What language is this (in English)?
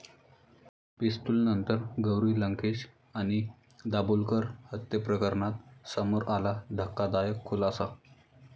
Marathi